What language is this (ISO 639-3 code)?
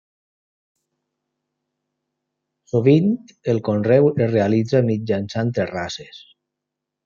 cat